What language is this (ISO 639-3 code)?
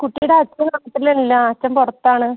mal